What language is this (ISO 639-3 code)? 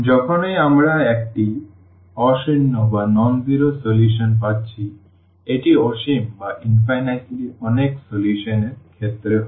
ben